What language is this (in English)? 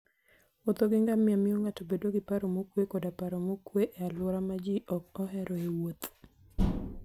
Luo (Kenya and Tanzania)